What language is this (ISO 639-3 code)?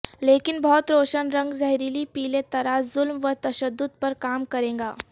urd